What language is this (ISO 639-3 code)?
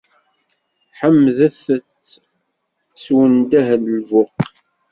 kab